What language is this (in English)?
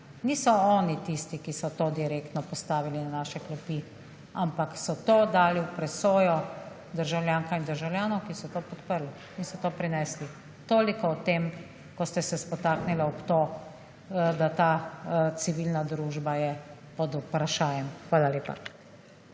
Slovenian